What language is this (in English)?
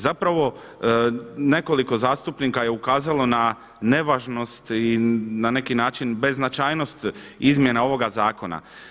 Croatian